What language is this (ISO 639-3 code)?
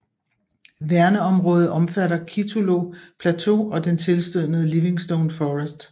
dan